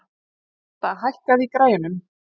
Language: Icelandic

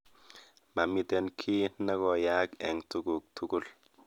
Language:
Kalenjin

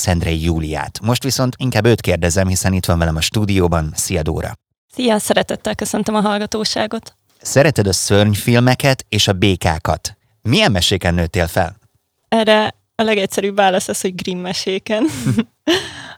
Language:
Hungarian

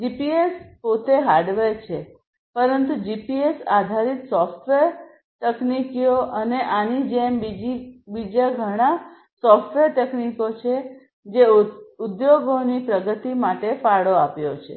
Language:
Gujarati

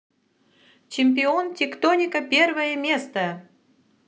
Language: Russian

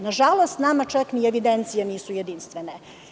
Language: Serbian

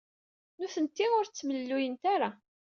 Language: Kabyle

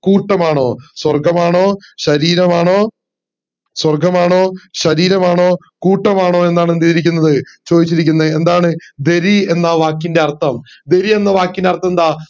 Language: Malayalam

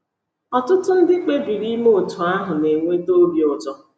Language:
Igbo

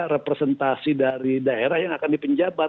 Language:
Indonesian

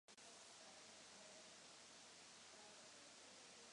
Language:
Czech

